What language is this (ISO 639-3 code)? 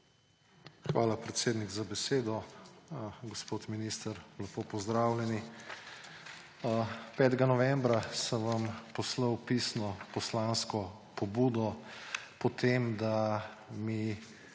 slv